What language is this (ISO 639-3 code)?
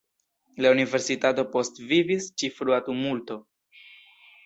epo